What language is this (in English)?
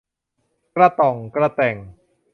Thai